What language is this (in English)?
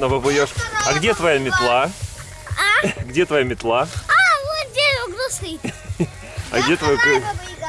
Russian